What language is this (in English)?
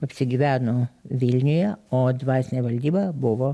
Lithuanian